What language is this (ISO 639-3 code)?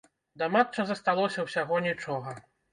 bel